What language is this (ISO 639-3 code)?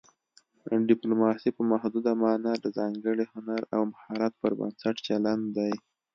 pus